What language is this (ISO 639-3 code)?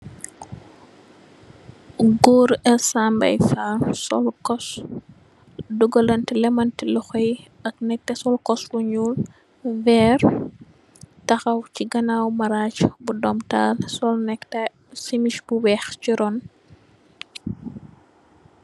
wol